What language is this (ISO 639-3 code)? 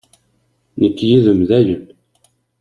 kab